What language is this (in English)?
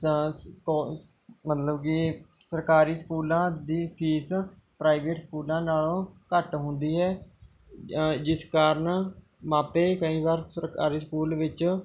Punjabi